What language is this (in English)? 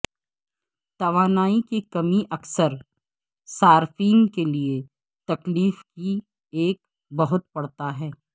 Urdu